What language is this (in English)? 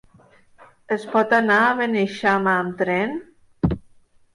Catalan